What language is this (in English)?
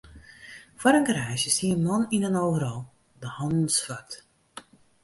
Western Frisian